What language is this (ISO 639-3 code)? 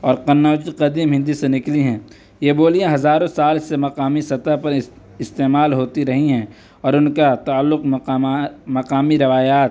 urd